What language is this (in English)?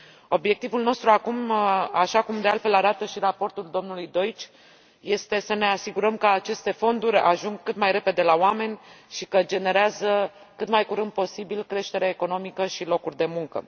Romanian